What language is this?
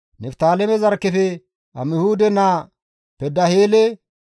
Gamo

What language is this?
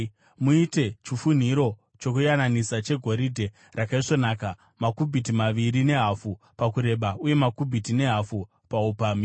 Shona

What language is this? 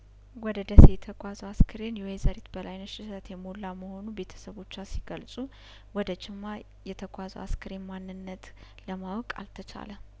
Amharic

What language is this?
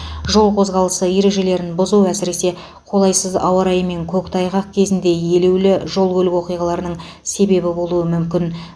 Kazakh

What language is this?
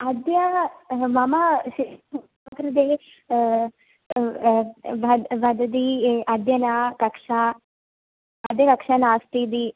Sanskrit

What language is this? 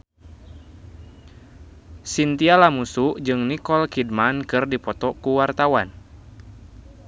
Sundanese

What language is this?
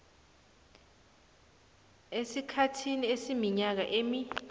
South Ndebele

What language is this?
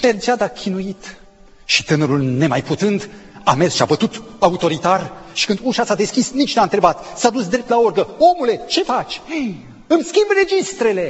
Romanian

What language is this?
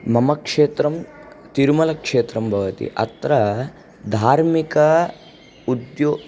Sanskrit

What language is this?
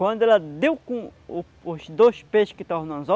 Portuguese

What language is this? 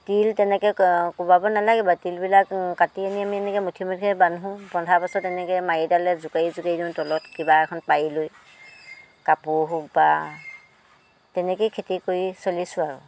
Assamese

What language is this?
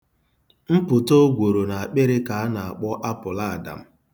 Igbo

